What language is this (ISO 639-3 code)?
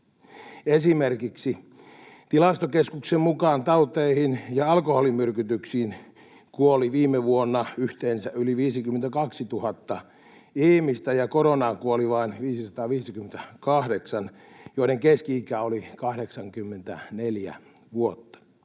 fin